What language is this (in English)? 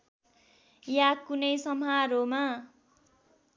Nepali